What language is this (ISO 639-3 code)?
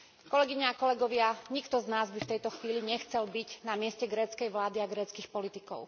slk